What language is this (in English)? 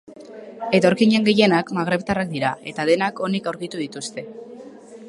Basque